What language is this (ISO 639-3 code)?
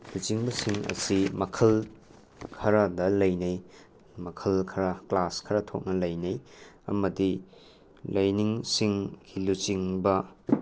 mni